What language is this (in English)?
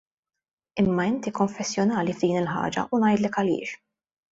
Maltese